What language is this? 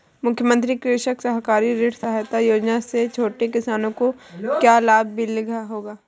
Hindi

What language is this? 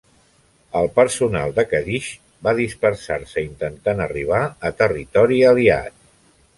Catalan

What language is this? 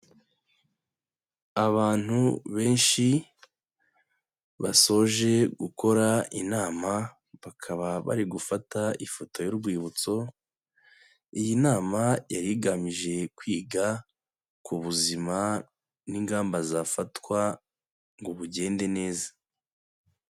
Kinyarwanda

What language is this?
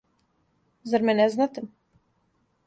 Serbian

